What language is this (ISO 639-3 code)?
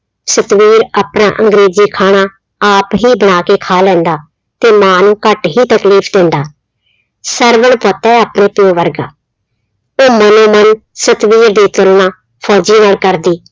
pan